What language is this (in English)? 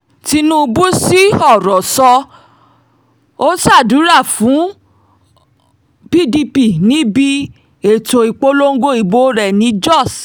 Yoruba